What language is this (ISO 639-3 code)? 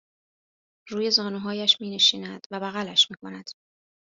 fas